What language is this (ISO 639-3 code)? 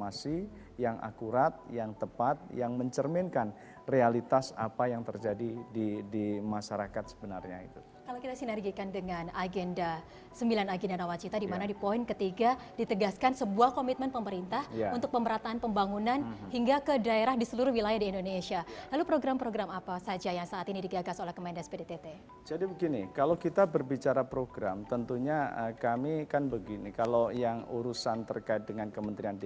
ind